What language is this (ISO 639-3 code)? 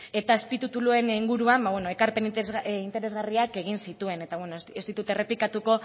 eus